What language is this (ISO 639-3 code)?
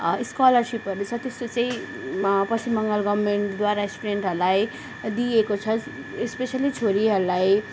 nep